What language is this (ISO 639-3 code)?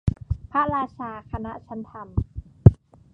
tha